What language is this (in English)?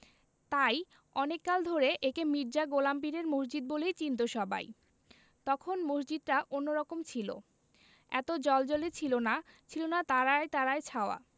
Bangla